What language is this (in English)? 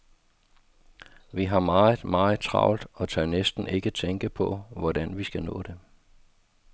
Danish